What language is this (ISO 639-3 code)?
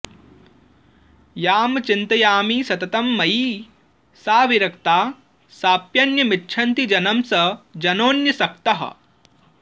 san